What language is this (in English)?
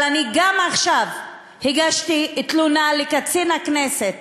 Hebrew